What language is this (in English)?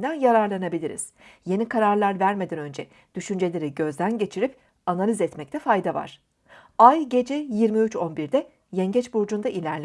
Turkish